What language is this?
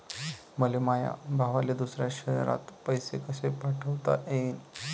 Marathi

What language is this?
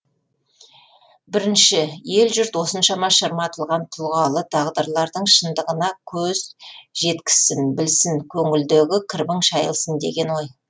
Kazakh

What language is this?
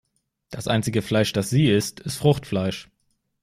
German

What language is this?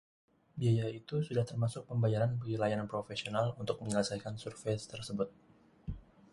Indonesian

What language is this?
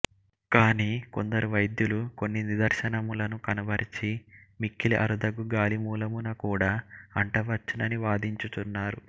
Telugu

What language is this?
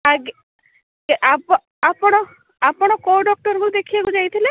Odia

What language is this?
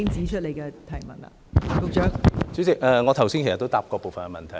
Cantonese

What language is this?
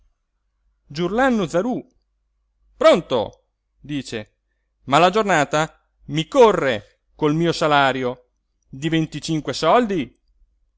Italian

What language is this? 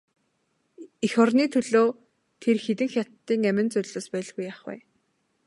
Mongolian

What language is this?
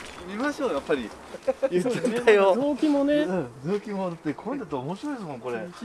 Japanese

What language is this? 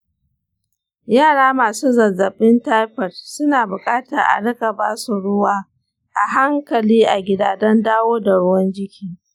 Hausa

